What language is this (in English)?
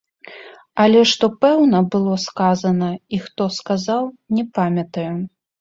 Belarusian